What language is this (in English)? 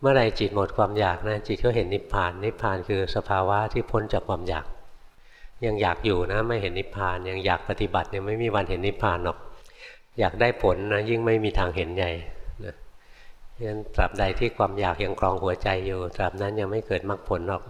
Thai